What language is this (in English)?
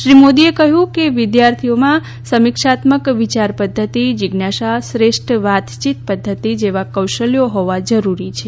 Gujarati